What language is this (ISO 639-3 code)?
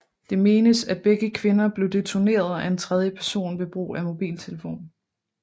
dan